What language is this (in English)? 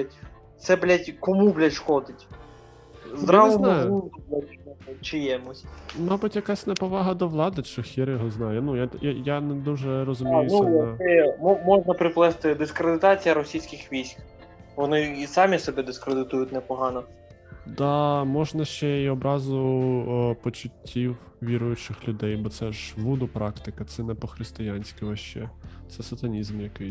Ukrainian